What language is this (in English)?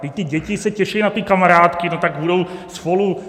Czech